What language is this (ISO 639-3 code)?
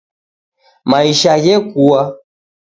dav